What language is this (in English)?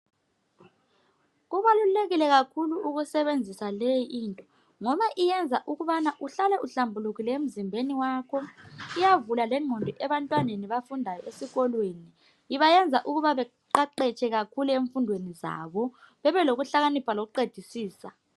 North Ndebele